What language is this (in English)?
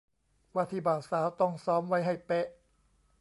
Thai